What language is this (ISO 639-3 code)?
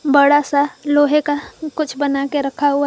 hin